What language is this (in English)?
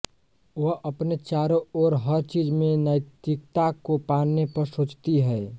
Hindi